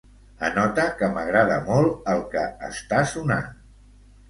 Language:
Catalan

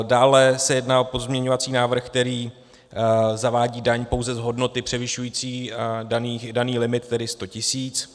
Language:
Czech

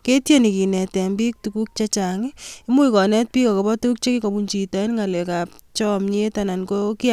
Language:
Kalenjin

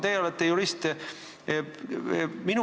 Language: Estonian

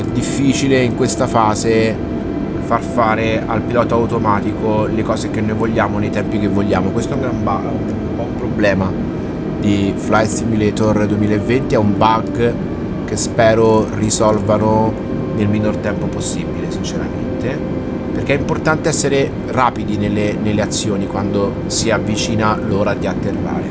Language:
Italian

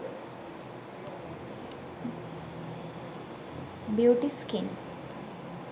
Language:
Sinhala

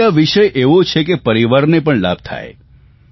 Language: Gujarati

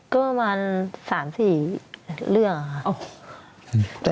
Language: Thai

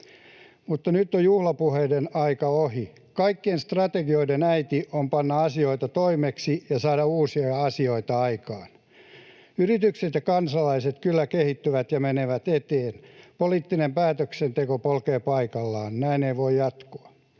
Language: Finnish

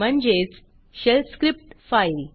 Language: Marathi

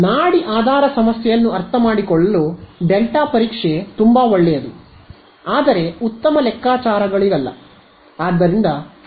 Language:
Kannada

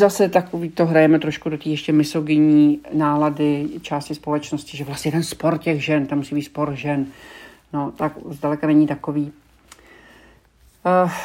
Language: Czech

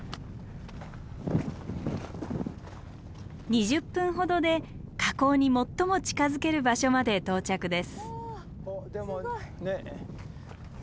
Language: Japanese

